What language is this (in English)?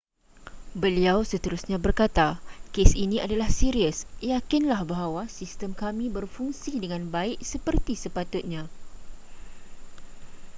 Malay